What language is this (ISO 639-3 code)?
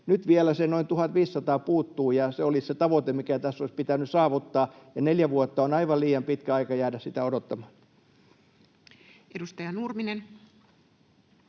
fin